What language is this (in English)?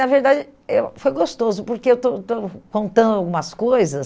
Portuguese